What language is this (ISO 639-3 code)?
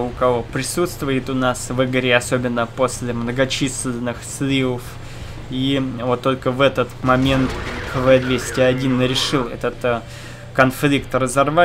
rus